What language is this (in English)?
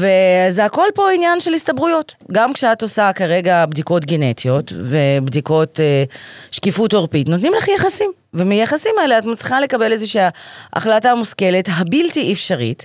Hebrew